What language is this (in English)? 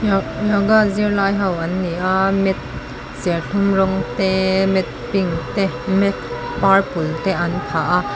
Mizo